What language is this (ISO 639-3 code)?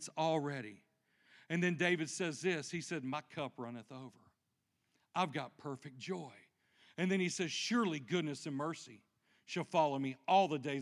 eng